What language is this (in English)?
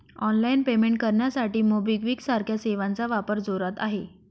Marathi